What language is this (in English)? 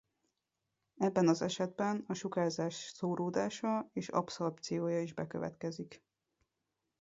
Hungarian